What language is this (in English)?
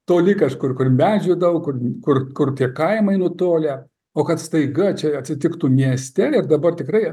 Lithuanian